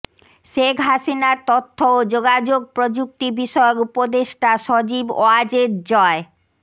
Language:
Bangla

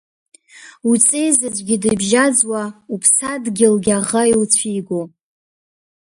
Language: Abkhazian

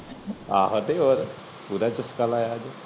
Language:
Punjabi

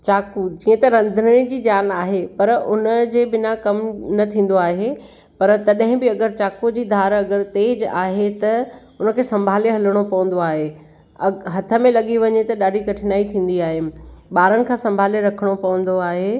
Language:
Sindhi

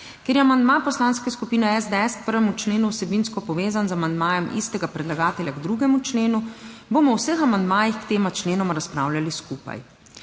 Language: Slovenian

